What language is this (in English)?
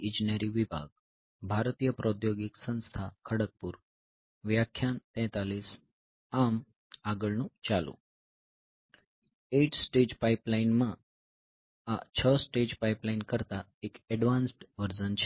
Gujarati